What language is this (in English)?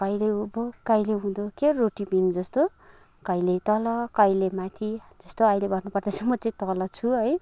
Nepali